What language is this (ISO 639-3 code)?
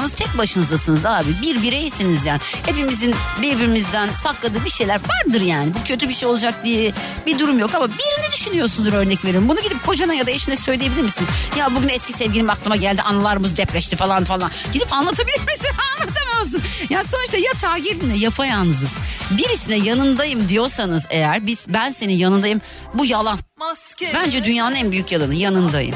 tur